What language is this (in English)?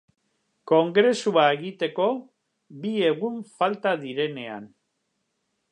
Basque